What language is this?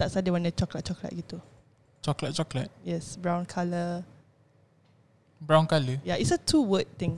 Malay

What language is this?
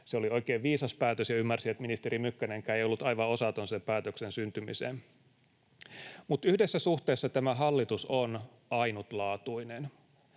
Finnish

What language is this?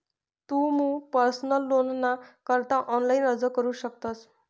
Marathi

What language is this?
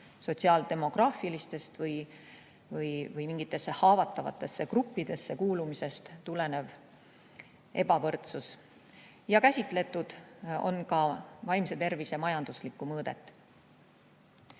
Estonian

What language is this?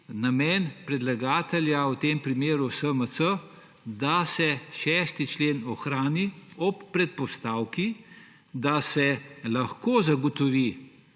Slovenian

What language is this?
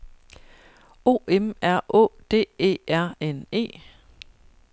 Danish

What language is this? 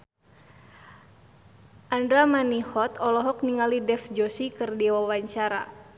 Sundanese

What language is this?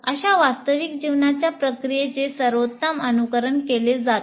Marathi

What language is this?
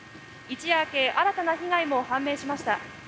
Japanese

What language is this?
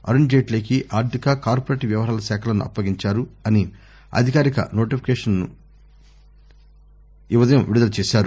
Telugu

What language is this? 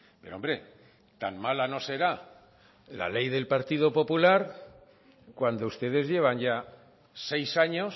Spanish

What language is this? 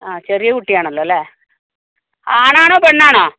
Malayalam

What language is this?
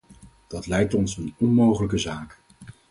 Dutch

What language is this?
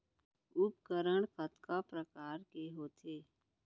Chhattisgarhi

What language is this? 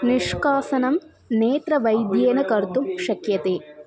Sanskrit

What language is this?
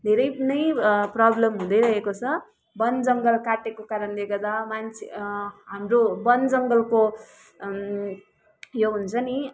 Nepali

